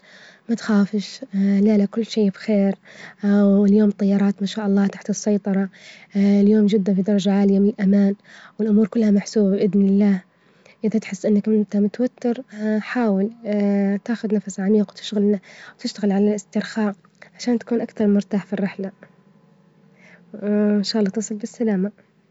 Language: Libyan Arabic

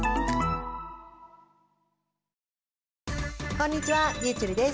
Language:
Japanese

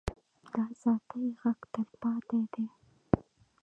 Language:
Pashto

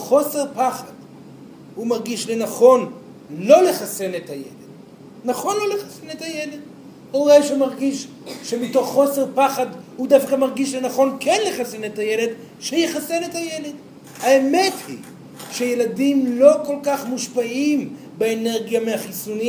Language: Hebrew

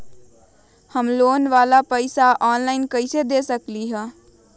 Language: Magahi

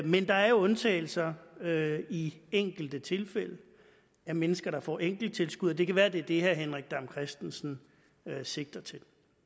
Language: Danish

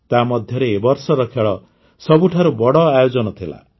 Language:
Odia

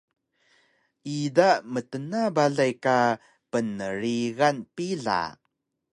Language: Taroko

